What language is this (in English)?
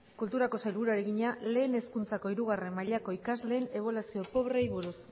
Basque